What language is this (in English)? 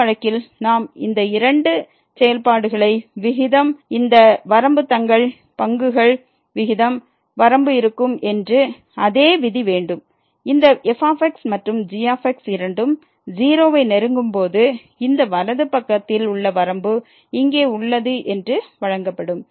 Tamil